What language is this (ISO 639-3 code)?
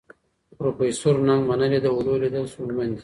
pus